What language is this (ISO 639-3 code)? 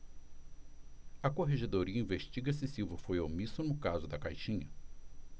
por